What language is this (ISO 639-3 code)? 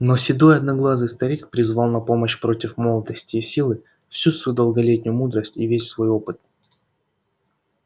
rus